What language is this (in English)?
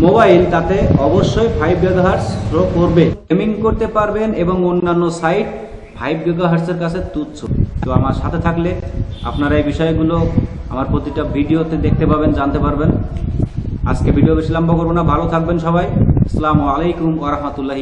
Bangla